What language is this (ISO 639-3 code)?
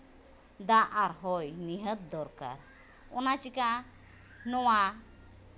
sat